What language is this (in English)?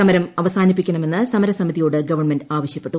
Malayalam